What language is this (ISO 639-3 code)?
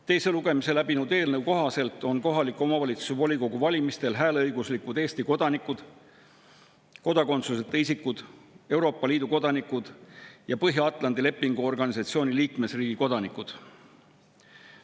est